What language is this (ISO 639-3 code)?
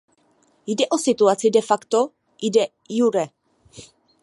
ces